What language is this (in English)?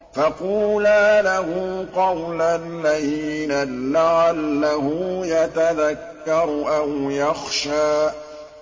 Arabic